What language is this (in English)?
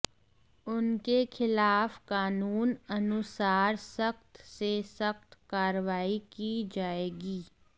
Hindi